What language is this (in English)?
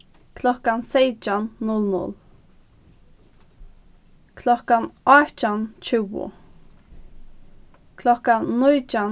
Faroese